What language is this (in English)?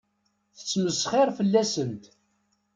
Kabyle